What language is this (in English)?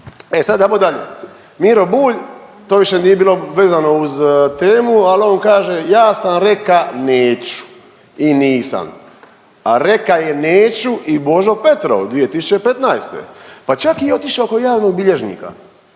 Croatian